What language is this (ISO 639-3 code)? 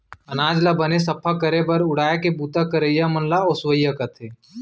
hne